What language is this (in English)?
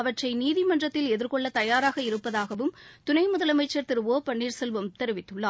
Tamil